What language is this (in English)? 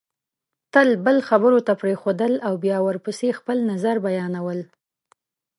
Pashto